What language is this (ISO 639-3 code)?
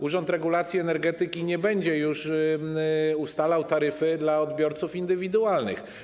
pol